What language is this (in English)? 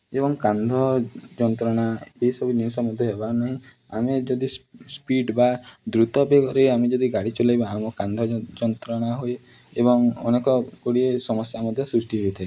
Odia